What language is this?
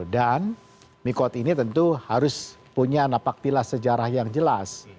Indonesian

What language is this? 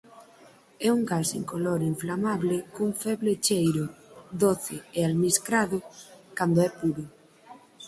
Galician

